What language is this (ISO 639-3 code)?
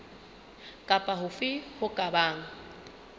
sot